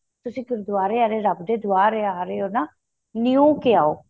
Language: Punjabi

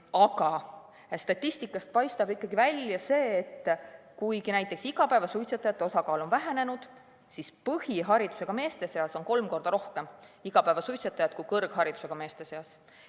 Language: Estonian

